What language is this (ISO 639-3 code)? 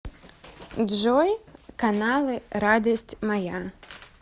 rus